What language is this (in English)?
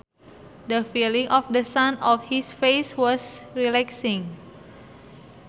Sundanese